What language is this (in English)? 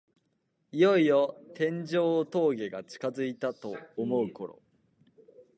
Japanese